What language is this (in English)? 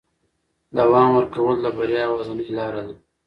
Pashto